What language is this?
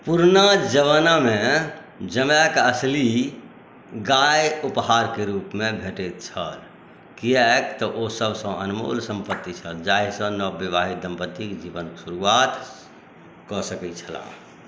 Maithili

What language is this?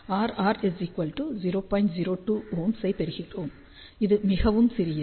Tamil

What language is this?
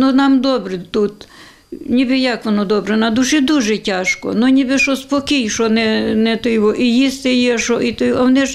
Ukrainian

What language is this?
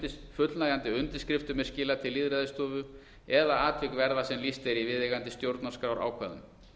Icelandic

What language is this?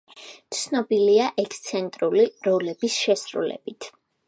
Georgian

